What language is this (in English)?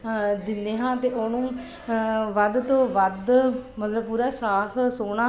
Punjabi